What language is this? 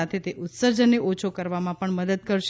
Gujarati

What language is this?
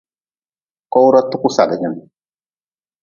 Nawdm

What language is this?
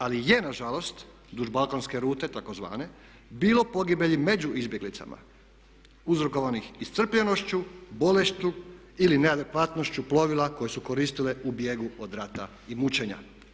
Croatian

